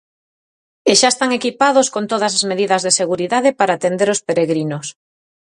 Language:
Galician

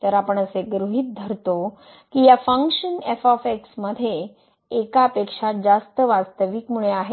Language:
Marathi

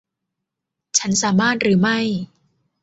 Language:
Thai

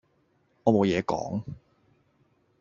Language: Cantonese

